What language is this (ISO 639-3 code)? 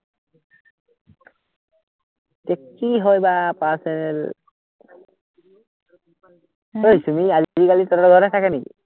asm